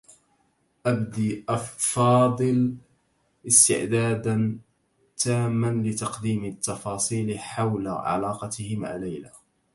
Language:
Arabic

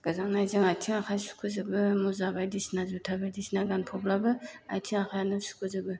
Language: Bodo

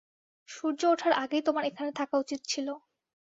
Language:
Bangla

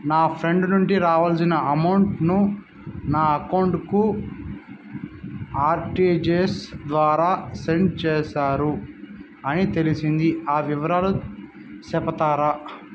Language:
Telugu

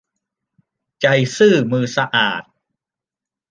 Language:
Thai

